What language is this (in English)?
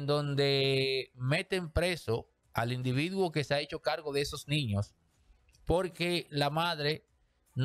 Spanish